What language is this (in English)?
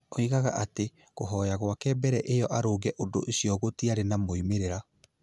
Kikuyu